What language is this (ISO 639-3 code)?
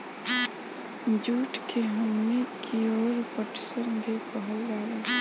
bho